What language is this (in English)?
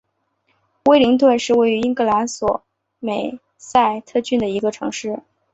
Chinese